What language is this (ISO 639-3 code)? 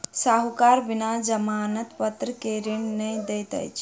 mai